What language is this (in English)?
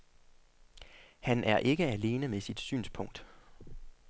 Danish